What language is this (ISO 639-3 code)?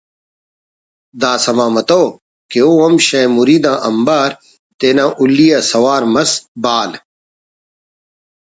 brh